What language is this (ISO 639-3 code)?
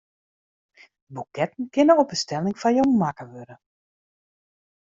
fry